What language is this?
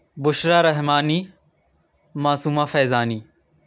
Urdu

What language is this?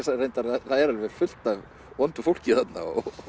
Icelandic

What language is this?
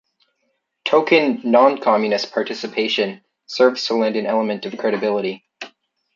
English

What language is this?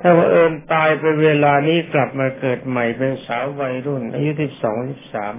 Thai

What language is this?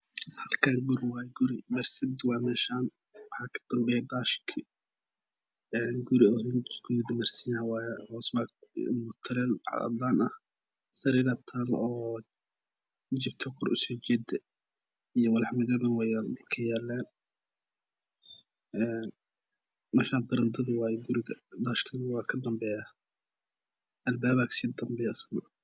Somali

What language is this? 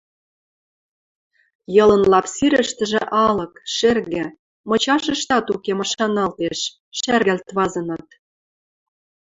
Western Mari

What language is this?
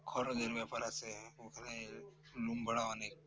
Bangla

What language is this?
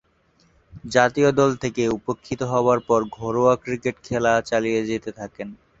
Bangla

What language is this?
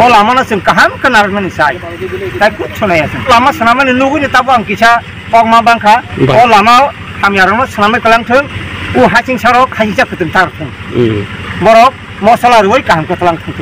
Thai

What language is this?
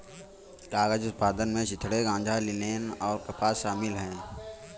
Hindi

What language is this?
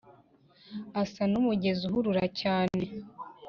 Kinyarwanda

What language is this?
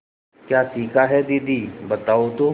Hindi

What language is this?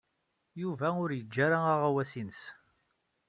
Kabyle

